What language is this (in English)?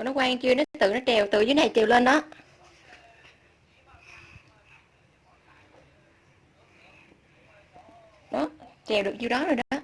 Vietnamese